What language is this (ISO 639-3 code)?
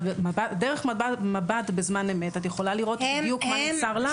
heb